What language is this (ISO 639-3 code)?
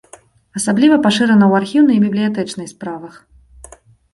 bel